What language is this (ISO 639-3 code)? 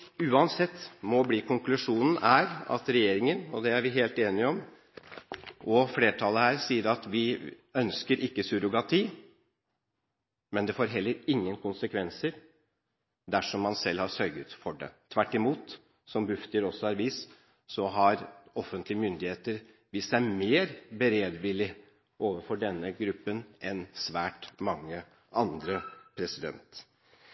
nob